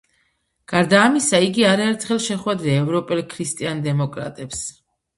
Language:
Georgian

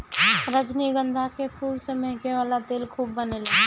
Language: Bhojpuri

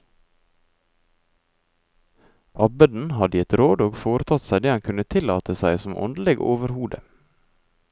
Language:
Norwegian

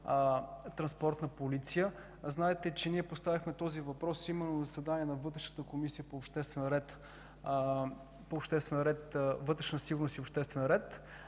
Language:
Bulgarian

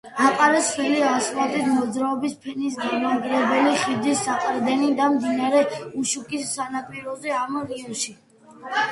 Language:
Georgian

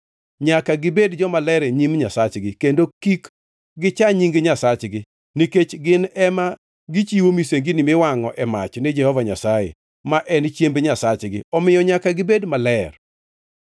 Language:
Luo (Kenya and Tanzania)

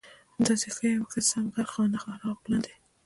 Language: Pashto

